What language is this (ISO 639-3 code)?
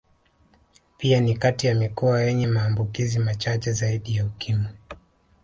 swa